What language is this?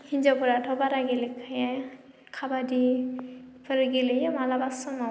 Bodo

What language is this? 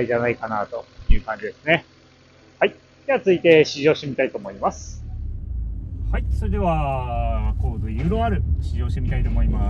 Japanese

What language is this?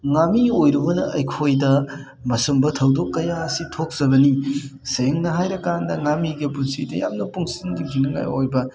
Manipuri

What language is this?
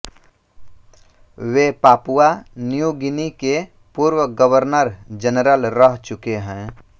Hindi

